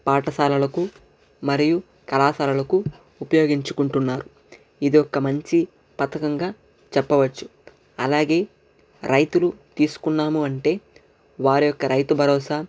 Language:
Telugu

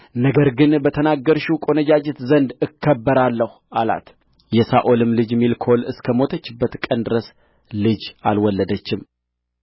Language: Amharic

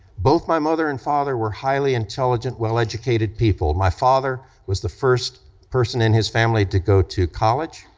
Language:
English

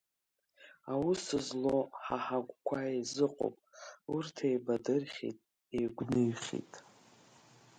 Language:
Abkhazian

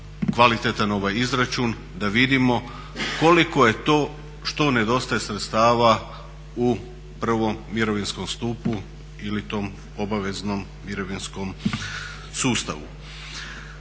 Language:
Croatian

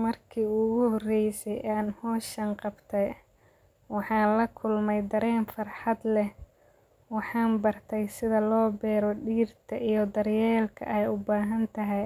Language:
Somali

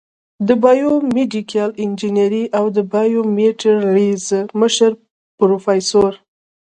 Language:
Pashto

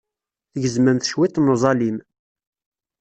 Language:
Kabyle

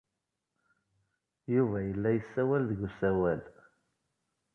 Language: Kabyle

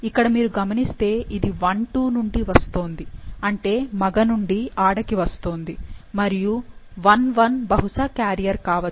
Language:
Telugu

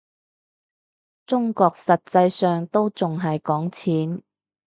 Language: Cantonese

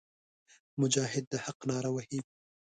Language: Pashto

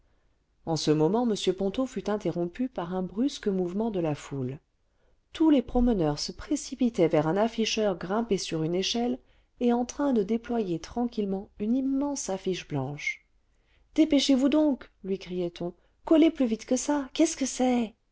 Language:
French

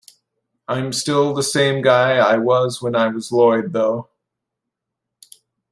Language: English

